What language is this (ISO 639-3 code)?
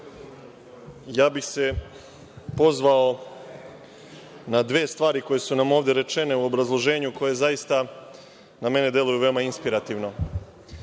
srp